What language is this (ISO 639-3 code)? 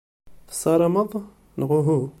kab